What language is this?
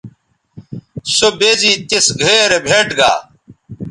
Bateri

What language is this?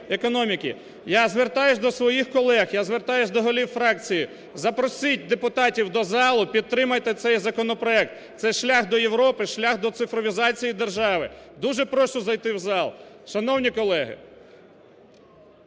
Ukrainian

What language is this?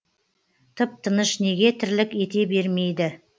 Kazakh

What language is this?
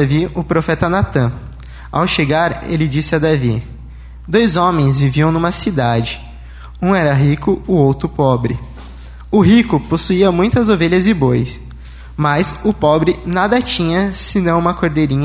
Portuguese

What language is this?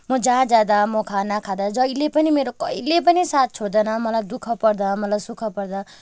Nepali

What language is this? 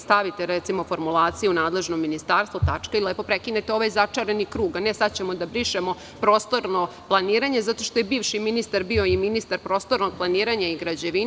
Serbian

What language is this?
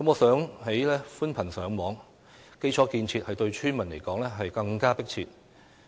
Cantonese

